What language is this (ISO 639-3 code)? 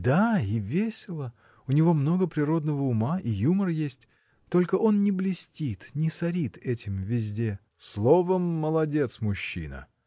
rus